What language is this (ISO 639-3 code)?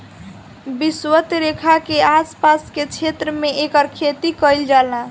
bho